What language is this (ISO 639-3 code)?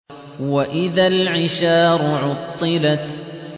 ara